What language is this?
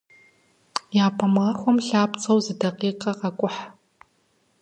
Kabardian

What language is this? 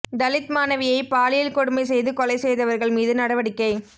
Tamil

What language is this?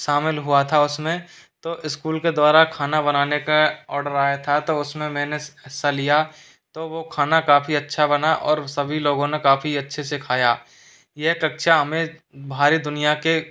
Hindi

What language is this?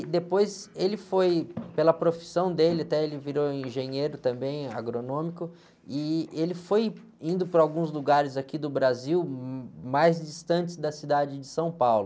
Portuguese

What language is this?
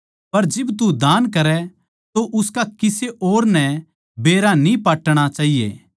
Haryanvi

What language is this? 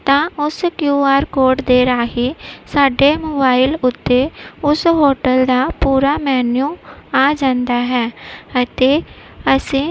Punjabi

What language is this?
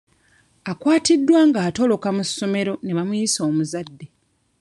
Ganda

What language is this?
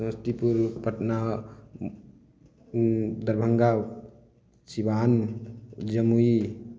Maithili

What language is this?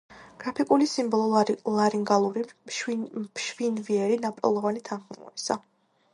Georgian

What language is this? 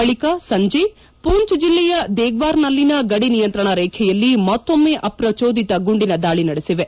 Kannada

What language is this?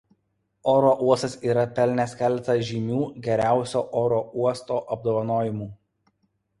Lithuanian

